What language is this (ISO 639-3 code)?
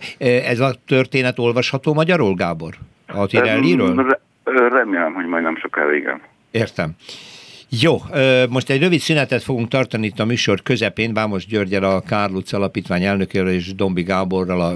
hun